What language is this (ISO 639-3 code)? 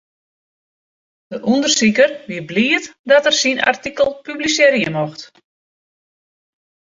fry